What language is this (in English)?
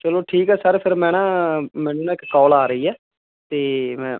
Punjabi